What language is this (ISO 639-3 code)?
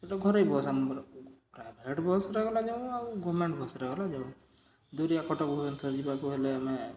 ori